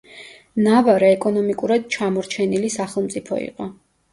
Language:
Georgian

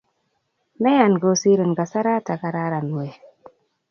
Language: Kalenjin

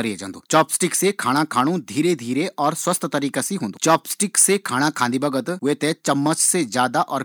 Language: Garhwali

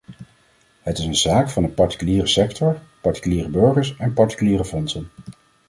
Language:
Dutch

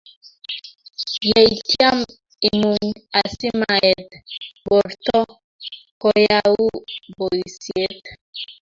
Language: Kalenjin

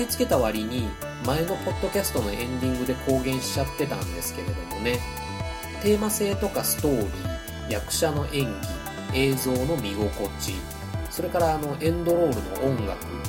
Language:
Japanese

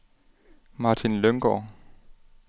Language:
Danish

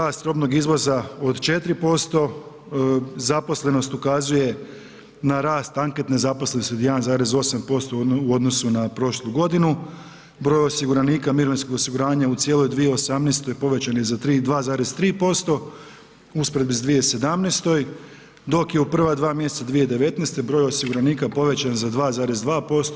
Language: Croatian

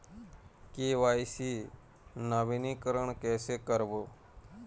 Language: Chhattisgarhi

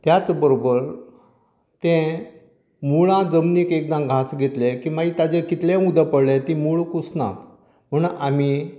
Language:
Konkani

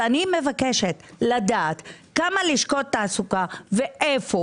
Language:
Hebrew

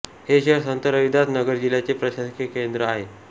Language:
Marathi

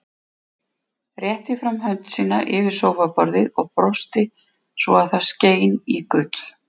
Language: Icelandic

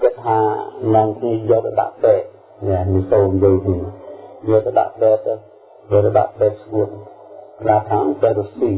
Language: Vietnamese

